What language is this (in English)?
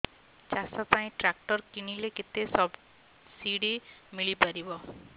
Odia